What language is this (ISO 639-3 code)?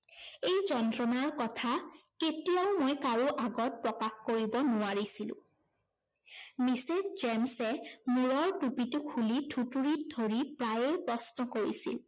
asm